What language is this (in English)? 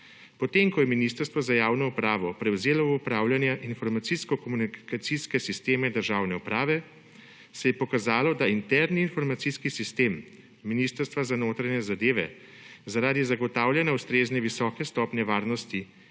Slovenian